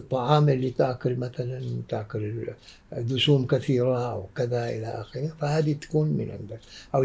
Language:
Arabic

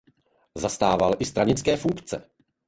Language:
Czech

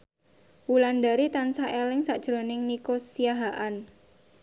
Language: Javanese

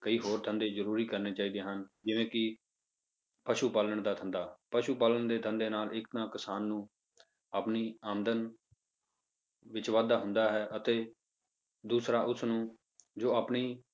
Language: Punjabi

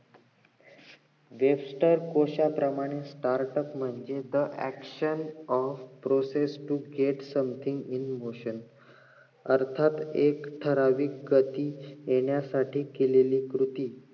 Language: Marathi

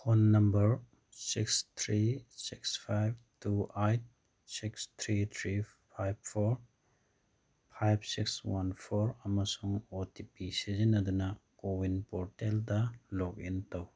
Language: Manipuri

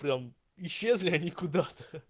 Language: Russian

